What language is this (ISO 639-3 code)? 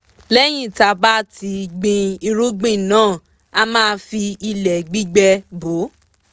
yor